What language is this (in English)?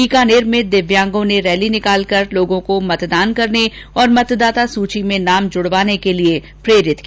Hindi